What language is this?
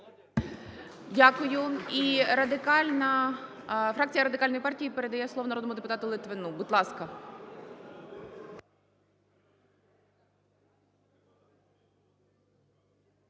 Ukrainian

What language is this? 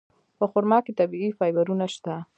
Pashto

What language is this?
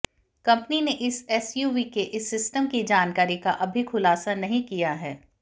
Hindi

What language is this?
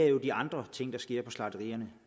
Danish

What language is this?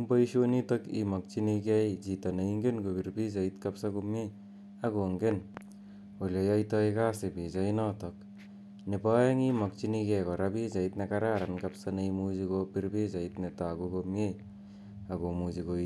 Kalenjin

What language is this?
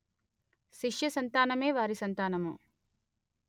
Telugu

